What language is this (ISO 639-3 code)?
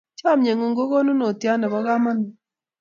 kln